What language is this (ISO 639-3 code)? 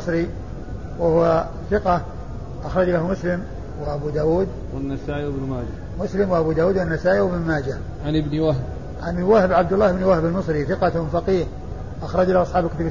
ara